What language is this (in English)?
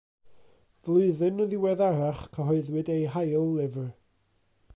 Welsh